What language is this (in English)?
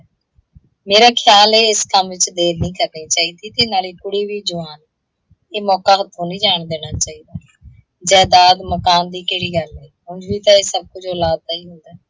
Punjabi